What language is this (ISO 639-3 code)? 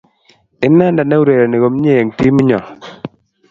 kln